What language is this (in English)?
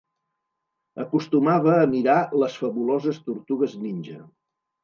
Catalan